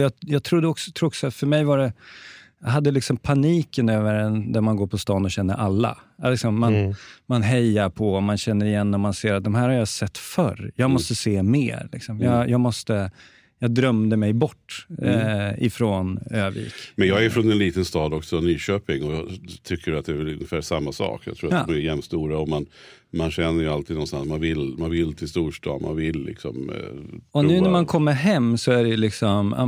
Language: Swedish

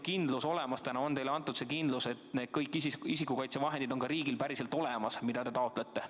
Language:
Estonian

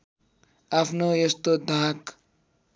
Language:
Nepali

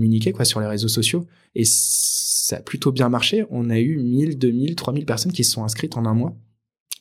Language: French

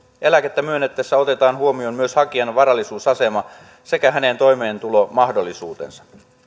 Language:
Finnish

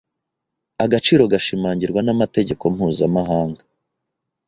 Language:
Kinyarwanda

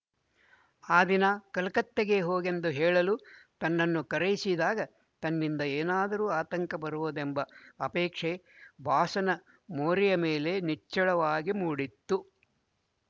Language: Kannada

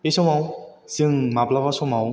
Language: Bodo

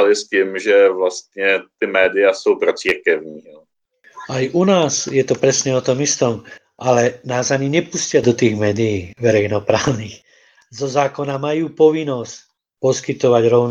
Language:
Czech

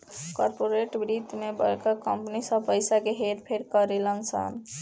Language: Bhojpuri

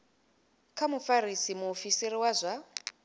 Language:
Venda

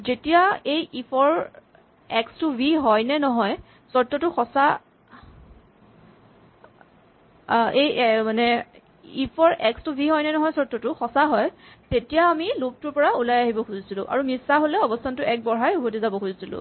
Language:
Assamese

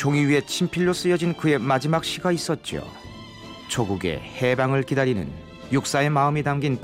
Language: Korean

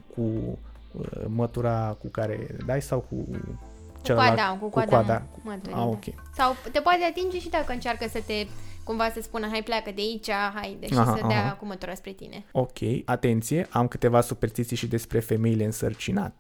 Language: Romanian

